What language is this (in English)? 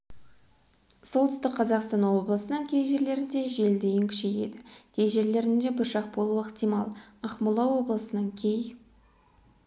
Kazakh